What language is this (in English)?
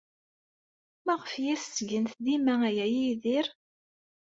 Kabyle